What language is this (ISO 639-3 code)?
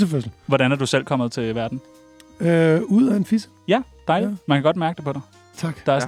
dan